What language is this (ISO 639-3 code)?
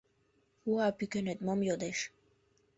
chm